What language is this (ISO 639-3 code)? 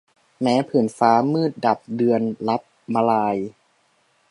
tha